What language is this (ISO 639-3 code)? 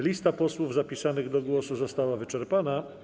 pol